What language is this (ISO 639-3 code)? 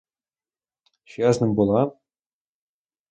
ukr